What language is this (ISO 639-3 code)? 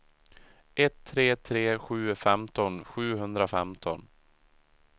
swe